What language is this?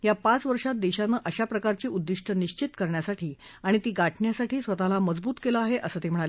Marathi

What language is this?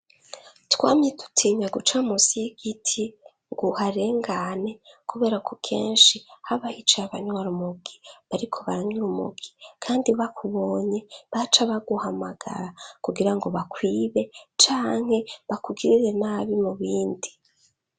Rundi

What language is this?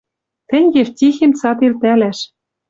Western Mari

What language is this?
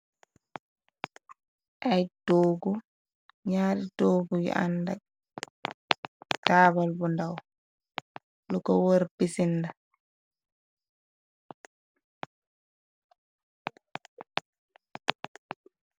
Wolof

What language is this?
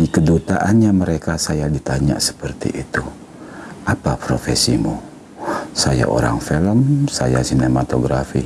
Indonesian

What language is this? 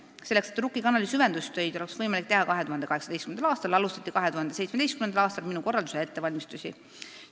Estonian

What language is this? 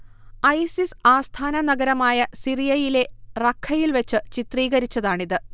Malayalam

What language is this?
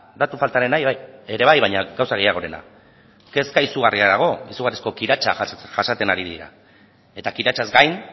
Basque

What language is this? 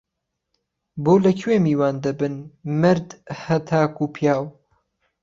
Central Kurdish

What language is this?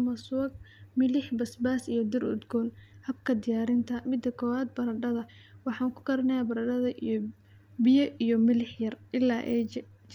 Somali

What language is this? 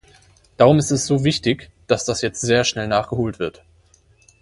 German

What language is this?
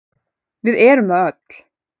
Icelandic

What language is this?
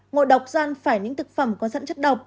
Vietnamese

